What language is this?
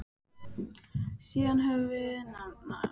Icelandic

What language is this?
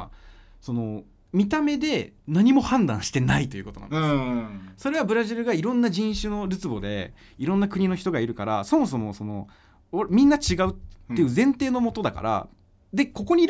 Japanese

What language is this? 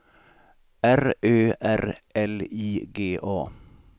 Swedish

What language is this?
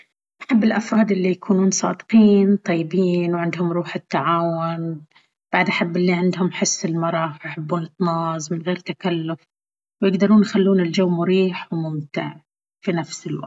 Baharna Arabic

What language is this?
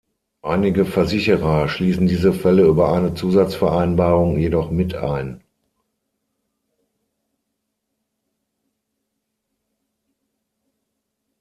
German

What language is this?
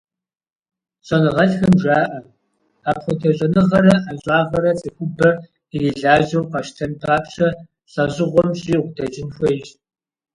Kabardian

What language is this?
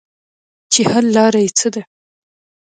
Pashto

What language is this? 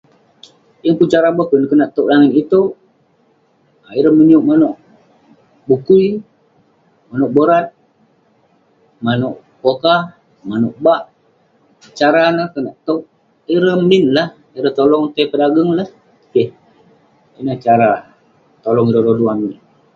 Western Penan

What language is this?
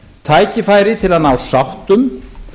Icelandic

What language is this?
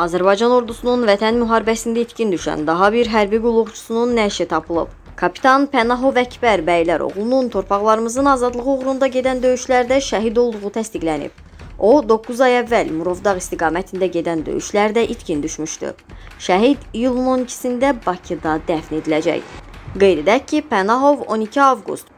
Turkish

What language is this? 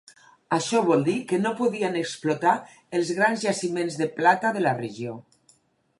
Catalan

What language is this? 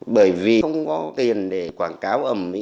Vietnamese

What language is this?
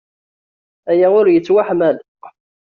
Kabyle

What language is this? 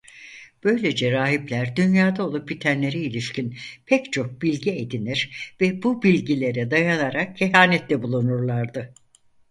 Turkish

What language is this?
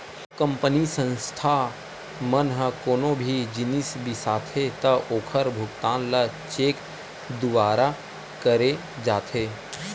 Chhattisgarhi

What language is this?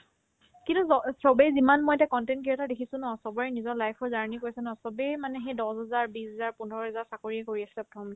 Assamese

